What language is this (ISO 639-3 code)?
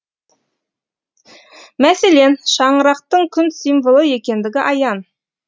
kaz